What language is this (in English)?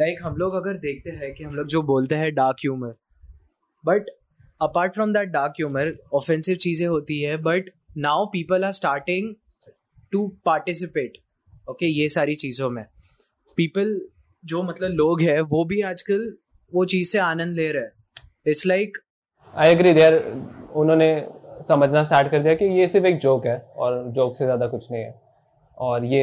Hindi